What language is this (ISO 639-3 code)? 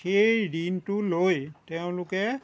asm